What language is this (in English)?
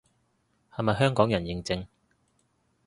Cantonese